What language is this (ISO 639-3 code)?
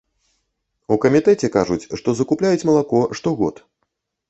bel